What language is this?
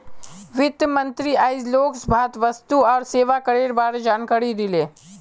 Magahi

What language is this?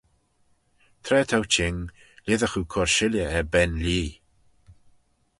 Manx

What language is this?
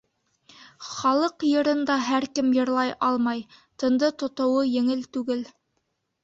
Bashkir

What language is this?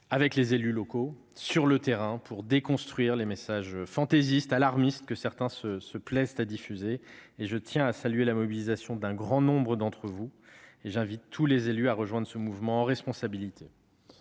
French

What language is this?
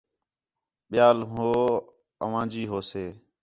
Khetrani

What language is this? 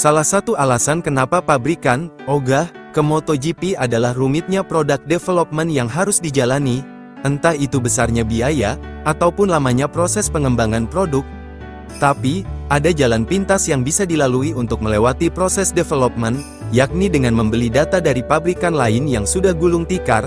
Indonesian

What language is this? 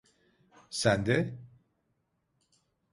Turkish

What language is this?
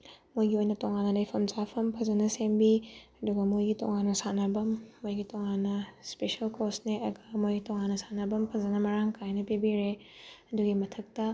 Manipuri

